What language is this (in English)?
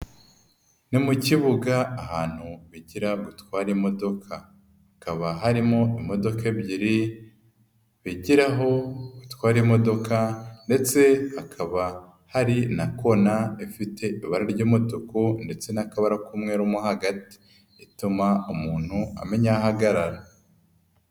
Kinyarwanda